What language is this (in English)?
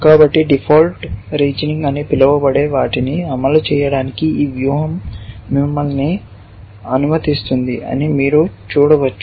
Telugu